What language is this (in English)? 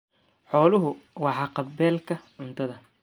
Somali